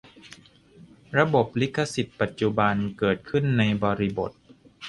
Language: Thai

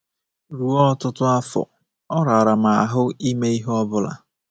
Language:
Igbo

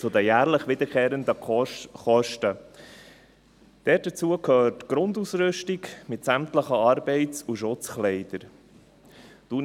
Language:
Swiss German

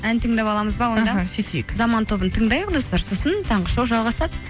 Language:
Kazakh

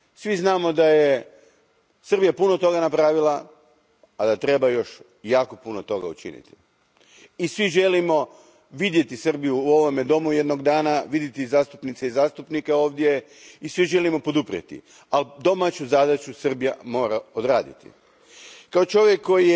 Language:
Croatian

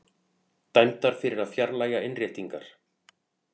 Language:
Icelandic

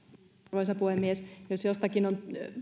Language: Finnish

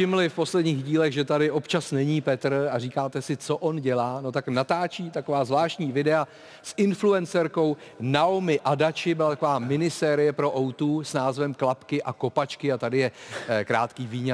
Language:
Czech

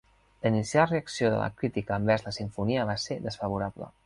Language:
Catalan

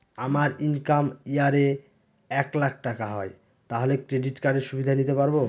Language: Bangla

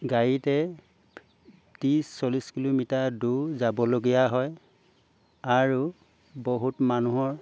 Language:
Assamese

